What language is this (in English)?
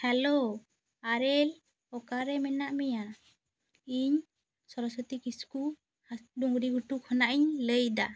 Santali